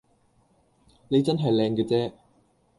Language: Cantonese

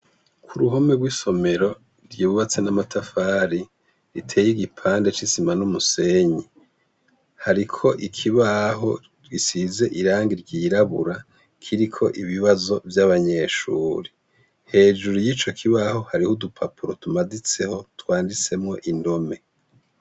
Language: Rundi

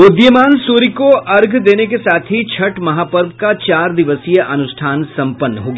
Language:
Hindi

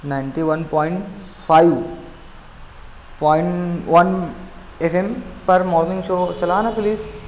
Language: Urdu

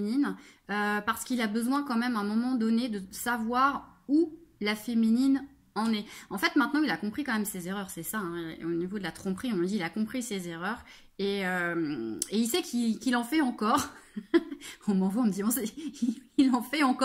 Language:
French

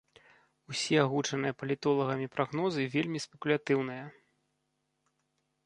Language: Belarusian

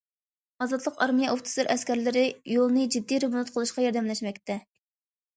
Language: Uyghur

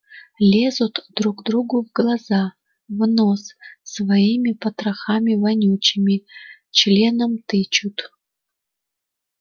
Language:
Russian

